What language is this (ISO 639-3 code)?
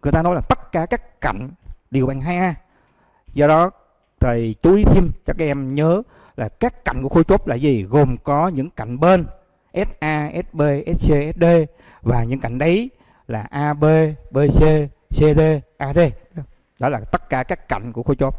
vie